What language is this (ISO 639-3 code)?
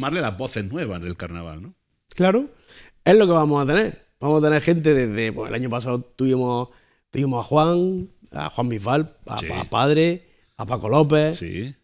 spa